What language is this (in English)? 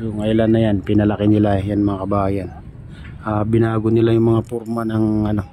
Filipino